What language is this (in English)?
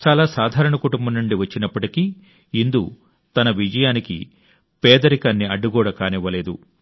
Telugu